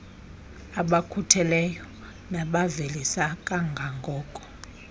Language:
Xhosa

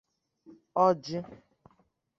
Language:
Igbo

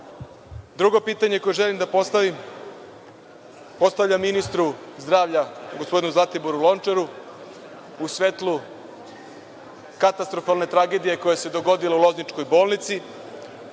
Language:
Serbian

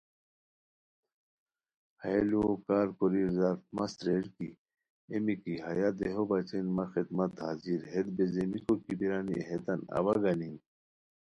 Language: Khowar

